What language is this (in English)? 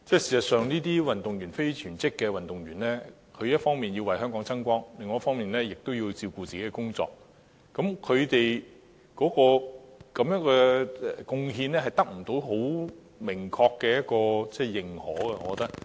Cantonese